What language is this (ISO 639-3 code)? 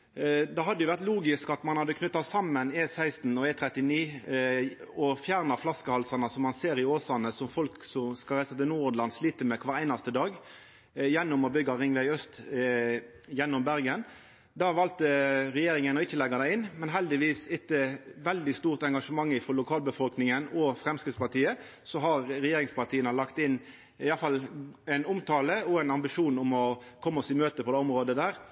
nno